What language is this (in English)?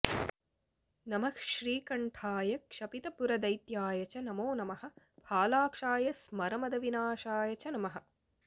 Sanskrit